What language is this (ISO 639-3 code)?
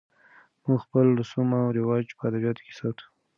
pus